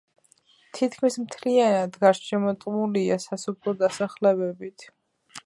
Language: Georgian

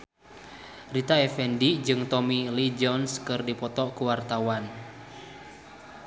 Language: Sundanese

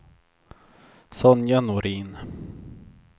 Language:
Swedish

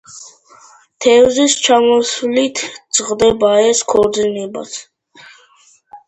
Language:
Georgian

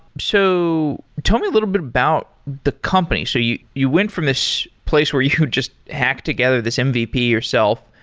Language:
English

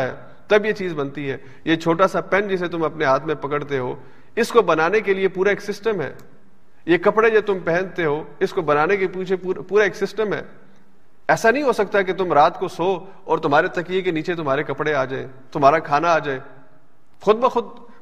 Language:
Urdu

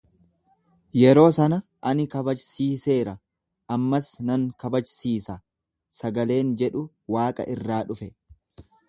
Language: Oromo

